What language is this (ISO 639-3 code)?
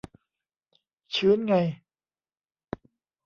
tha